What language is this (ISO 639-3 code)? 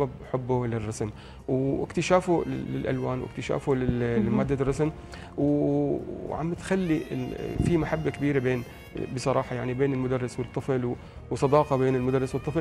ara